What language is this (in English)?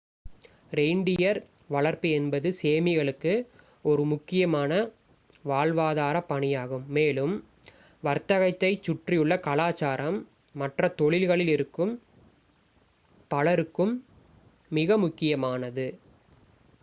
Tamil